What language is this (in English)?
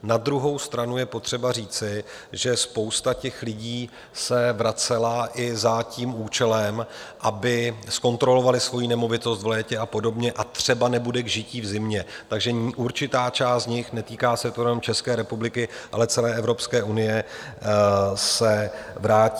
Czech